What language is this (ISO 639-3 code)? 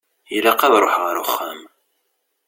kab